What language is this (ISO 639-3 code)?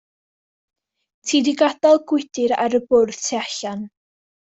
cym